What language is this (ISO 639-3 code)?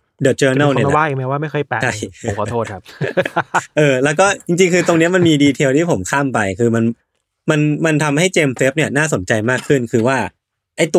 tha